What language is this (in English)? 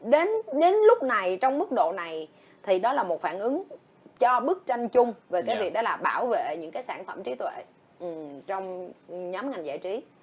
Vietnamese